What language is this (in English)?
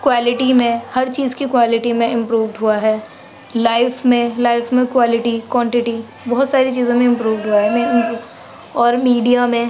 Urdu